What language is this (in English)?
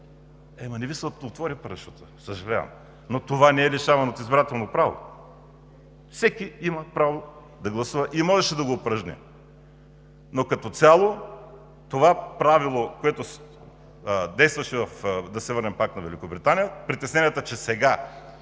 Bulgarian